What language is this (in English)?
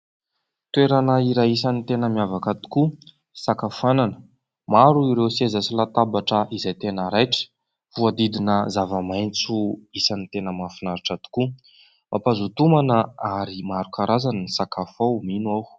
Malagasy